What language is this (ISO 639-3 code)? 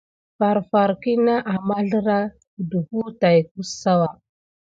gid